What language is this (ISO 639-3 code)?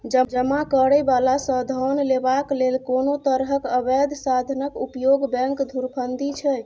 mai